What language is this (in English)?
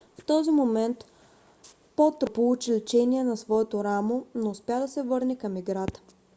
Bulgarian